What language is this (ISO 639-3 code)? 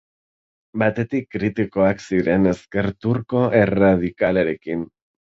eus